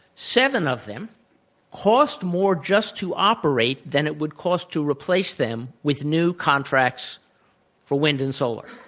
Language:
English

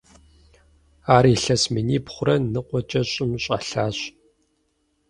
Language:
Kabardian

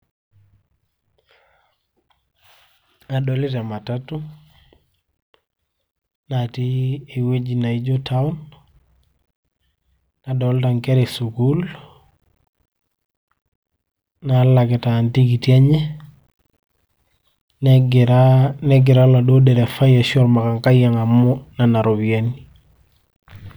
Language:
Masai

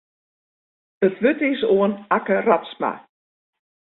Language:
Western Frisian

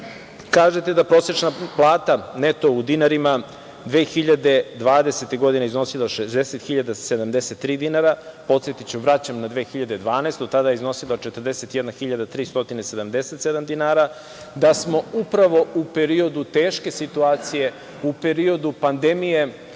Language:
Serbian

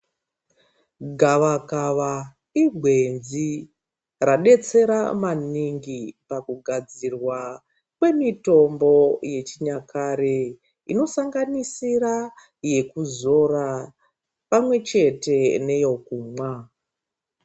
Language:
Ndau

